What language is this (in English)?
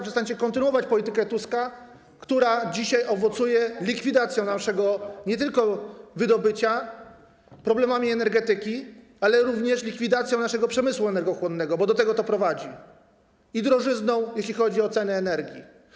Polish